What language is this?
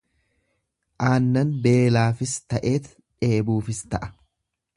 Oromo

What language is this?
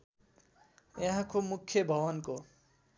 Nepali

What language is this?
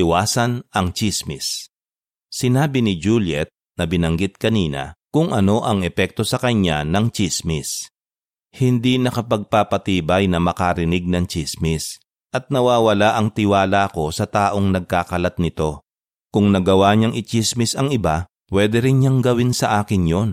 Filipino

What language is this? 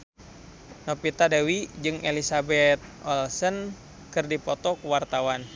Sundanese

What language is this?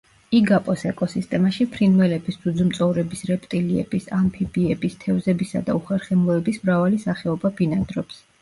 Georgian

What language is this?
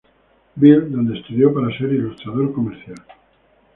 Spanish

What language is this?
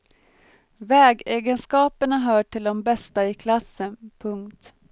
Swedish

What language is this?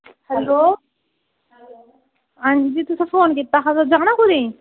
Dogri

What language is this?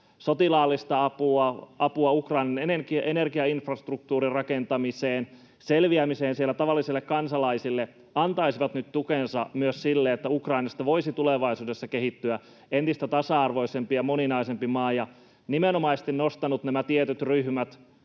Finnish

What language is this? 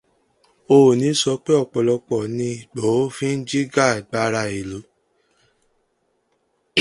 Yoruba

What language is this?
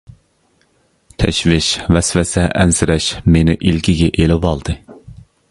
Uyghur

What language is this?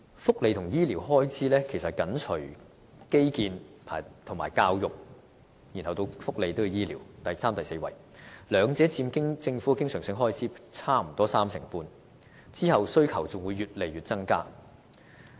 Cantonese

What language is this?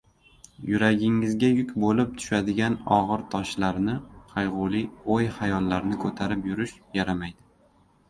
Uzbek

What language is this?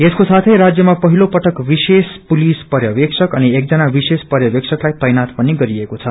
Nepali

